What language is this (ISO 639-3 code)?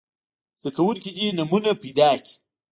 pus